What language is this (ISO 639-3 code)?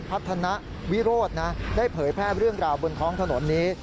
tha